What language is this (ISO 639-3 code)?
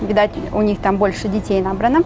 rus